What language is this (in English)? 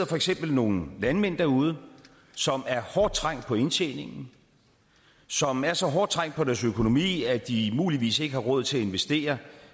Danish